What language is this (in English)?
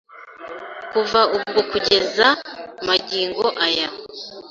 Kinyarwanda